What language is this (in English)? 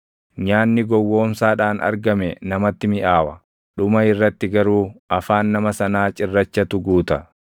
Oromo